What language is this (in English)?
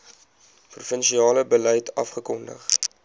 Afrikaans